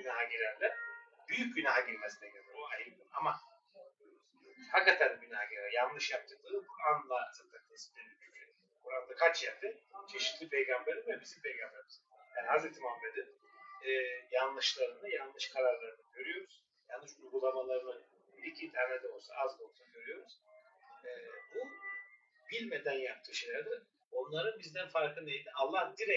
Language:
Turkish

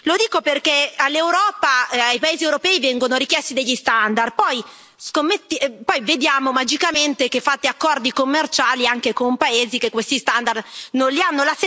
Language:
Italian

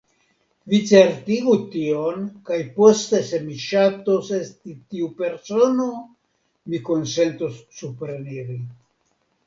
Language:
Esperanto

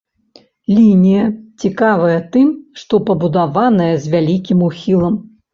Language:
Belarusian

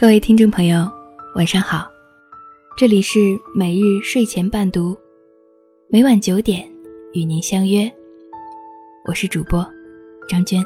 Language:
Chinese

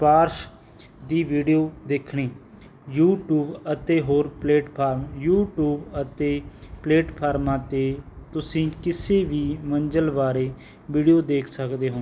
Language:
Punjabi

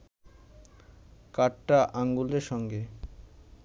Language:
Bangla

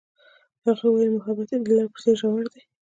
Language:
Pashto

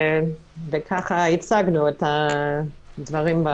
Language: Hebrew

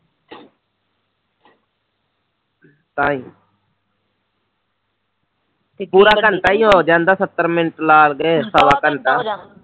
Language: Punjabi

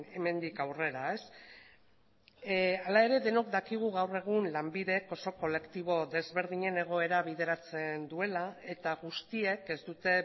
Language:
Basque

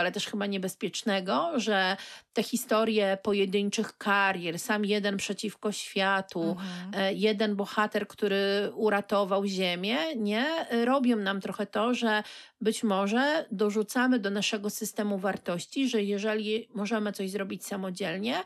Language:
Polish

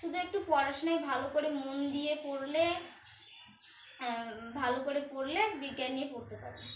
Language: Bangla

